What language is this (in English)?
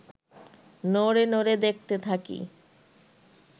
Bangla